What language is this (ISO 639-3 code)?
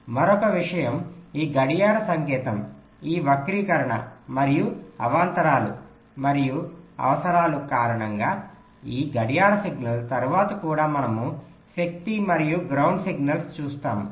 tel